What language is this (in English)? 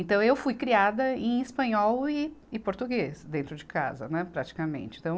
Portuguese